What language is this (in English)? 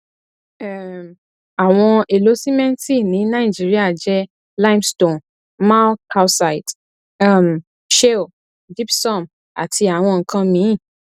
Yoruba